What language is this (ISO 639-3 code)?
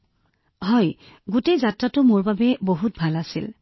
asm